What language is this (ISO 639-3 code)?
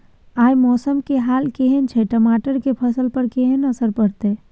mai